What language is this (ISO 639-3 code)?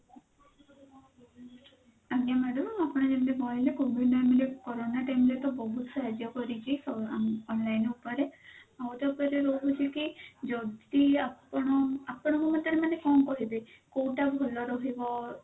ori